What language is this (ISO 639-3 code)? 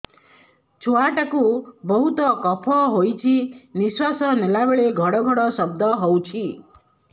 ori